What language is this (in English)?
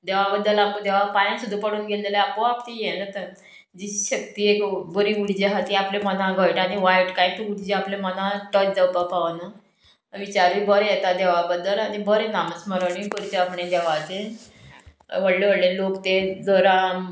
Konkani